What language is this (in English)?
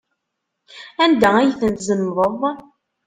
Kabyle